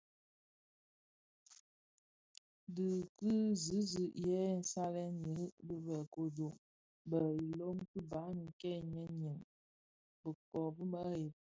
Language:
Bafia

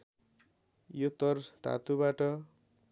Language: Nepali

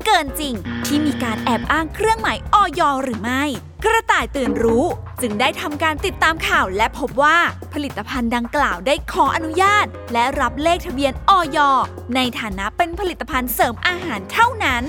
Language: Thai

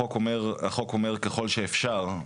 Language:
Hebrew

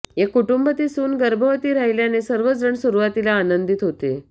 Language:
Marathi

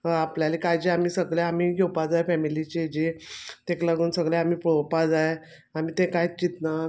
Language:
Konkani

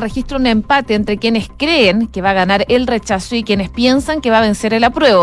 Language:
Spanish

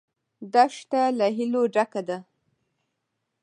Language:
Pashto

